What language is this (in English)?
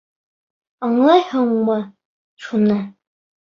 Bashkir